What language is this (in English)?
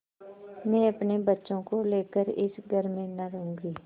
Hindi